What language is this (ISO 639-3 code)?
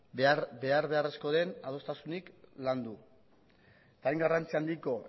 eus